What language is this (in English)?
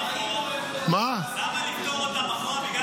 Hebrew